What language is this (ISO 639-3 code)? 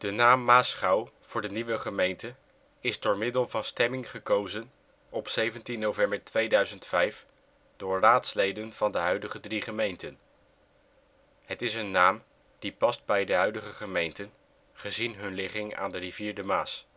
nld